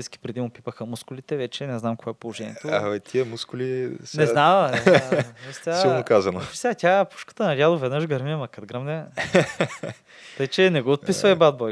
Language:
Bulgarian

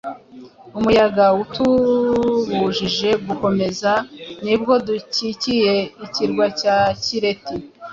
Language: Kinyarwanda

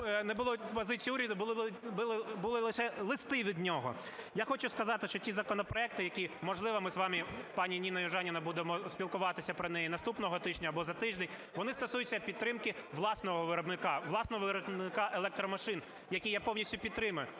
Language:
Ukrainian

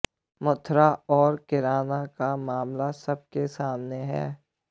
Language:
Hindi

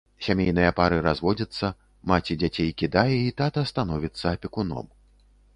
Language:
Belarusian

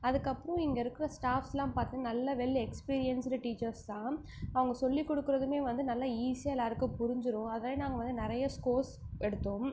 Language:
Tamil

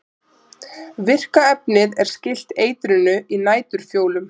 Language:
Icelandic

